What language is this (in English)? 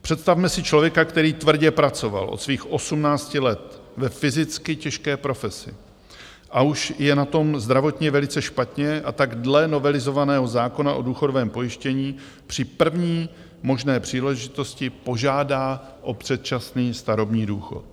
Czech